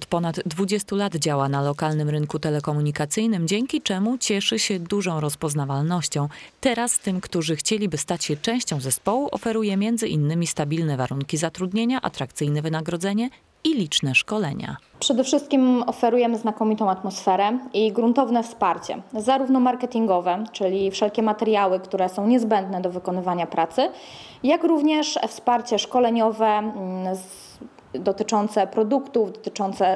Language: Polish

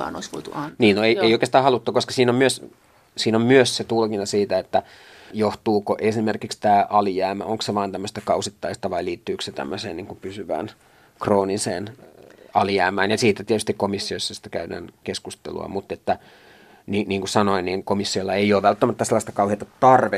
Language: Finnish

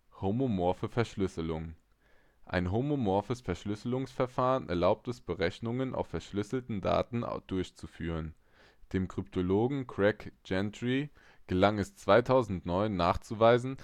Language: German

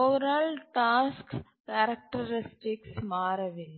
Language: Tamil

